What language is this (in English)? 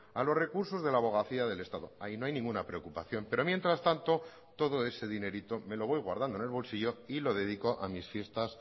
Spanish